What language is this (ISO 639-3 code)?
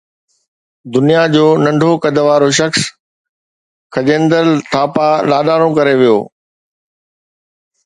snd